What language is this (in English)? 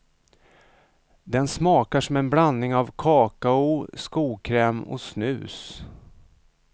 Swedish